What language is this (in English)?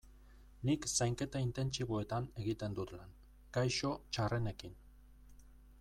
Basque